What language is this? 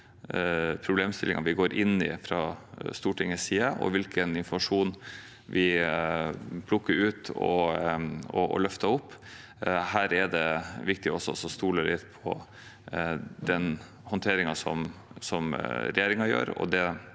Norwegian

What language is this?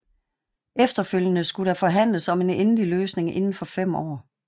Danish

